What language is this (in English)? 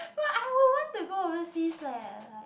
English